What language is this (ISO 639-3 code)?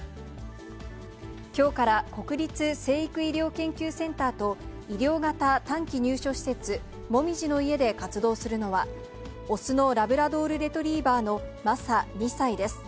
jpn